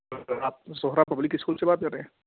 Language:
Urdu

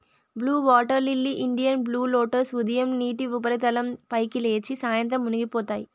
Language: Telugu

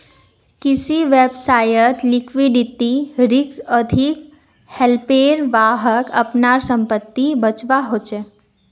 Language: Magahi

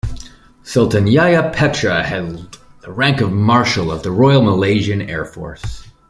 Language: English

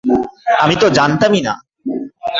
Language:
Bangla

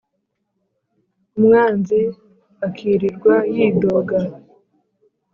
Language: Kinyarwanda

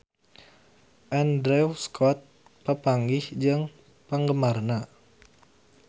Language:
Sundanese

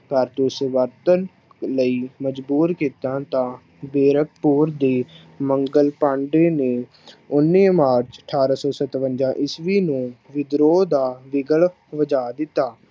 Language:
Punjabi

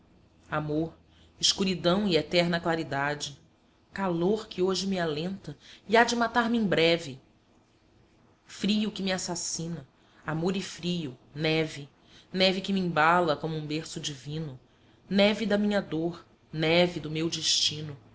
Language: Portuguese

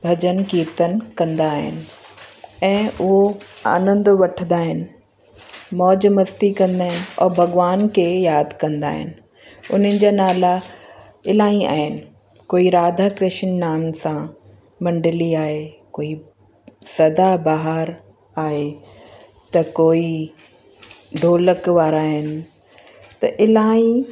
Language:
Sindhi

